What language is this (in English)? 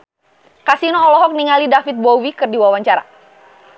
Sundanese